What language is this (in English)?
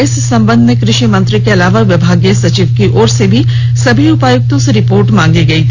Hindi